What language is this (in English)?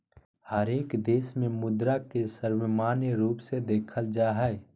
Magahi